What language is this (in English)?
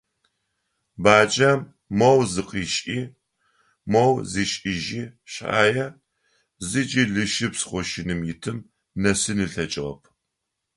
Adyghe